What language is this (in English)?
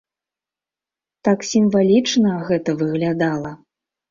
Belarusian